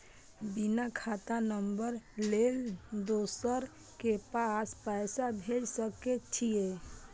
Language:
Maithili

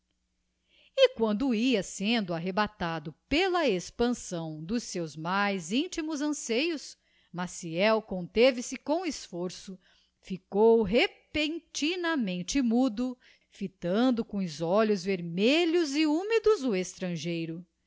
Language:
Portuguese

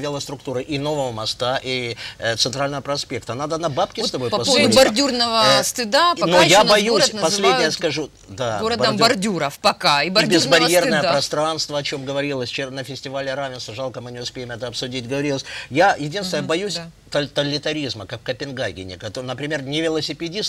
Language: Russian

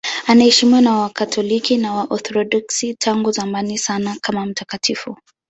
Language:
Swahili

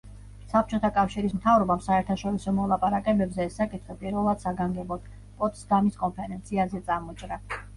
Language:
Georgian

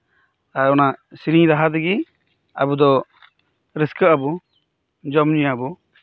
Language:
Santali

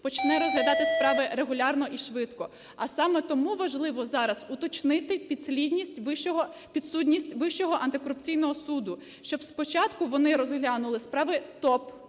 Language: Ukrainian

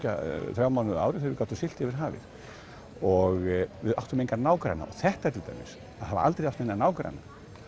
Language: Icelandic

